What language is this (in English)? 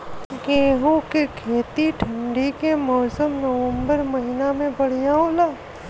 Bhojpuri